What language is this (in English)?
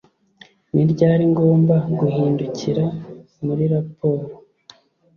Kinyarwanda